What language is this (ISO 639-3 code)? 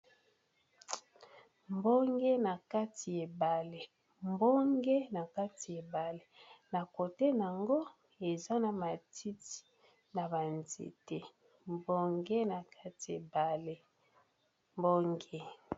lin